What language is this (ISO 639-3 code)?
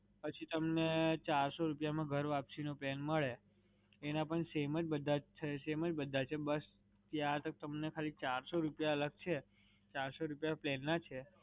guj